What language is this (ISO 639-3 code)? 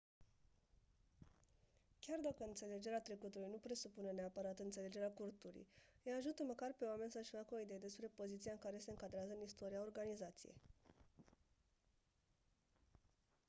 ron